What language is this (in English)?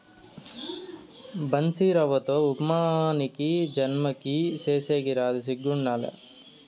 Telugu